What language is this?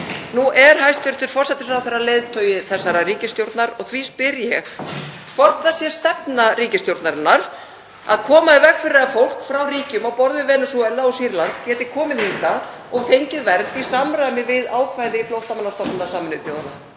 Icelandic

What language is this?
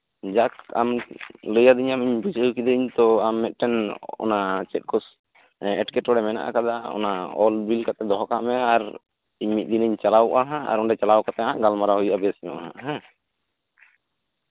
Santali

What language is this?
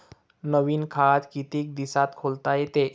Marathi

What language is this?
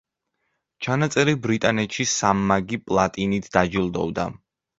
Georgian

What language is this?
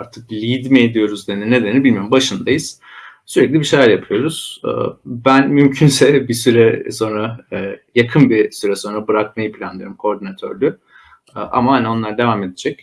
Turkish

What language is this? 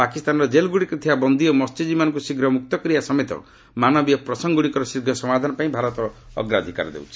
Odia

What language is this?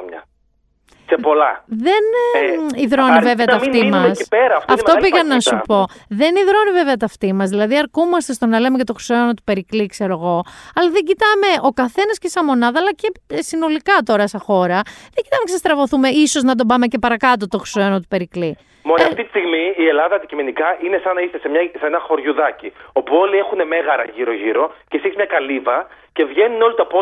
Greek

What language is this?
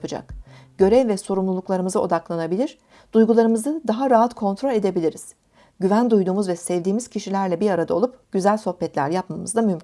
Turkish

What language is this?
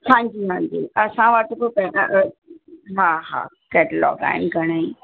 Sindhi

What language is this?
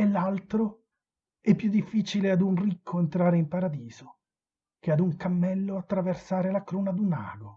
Italian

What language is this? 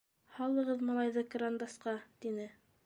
Bashkir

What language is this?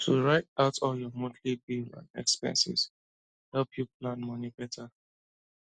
Nigerian Pidgin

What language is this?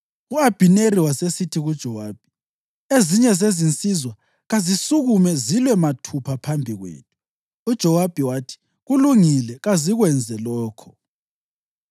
North Ndebele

